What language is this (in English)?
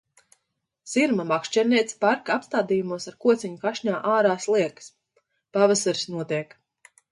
Latvian